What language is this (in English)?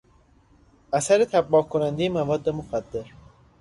Persian